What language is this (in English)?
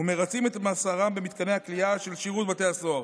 Hebrew